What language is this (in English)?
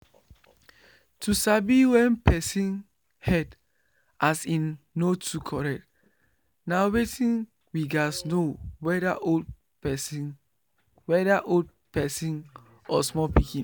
Nigerian Pidgin